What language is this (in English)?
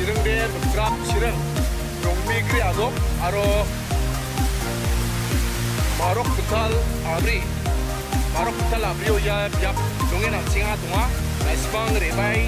Korean